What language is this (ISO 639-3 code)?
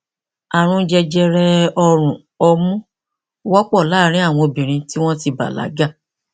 yor